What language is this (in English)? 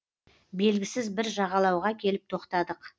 Kazakh